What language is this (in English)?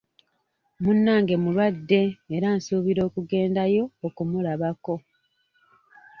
Ganda